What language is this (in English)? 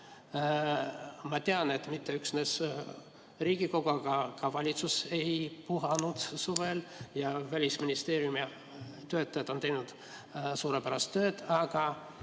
Estonian